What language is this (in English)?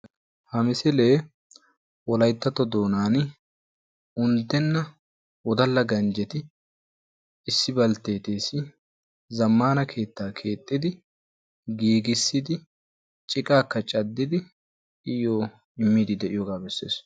Wolaytta